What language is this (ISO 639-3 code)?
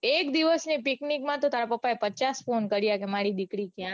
guj